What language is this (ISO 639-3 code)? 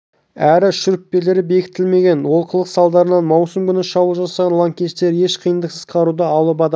kaz